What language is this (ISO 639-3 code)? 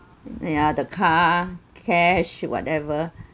eng